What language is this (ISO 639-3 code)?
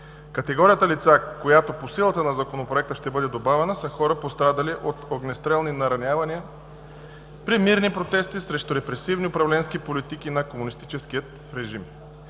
bul